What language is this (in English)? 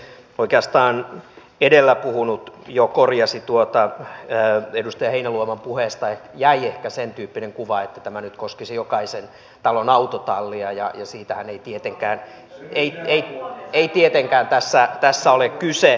Finnish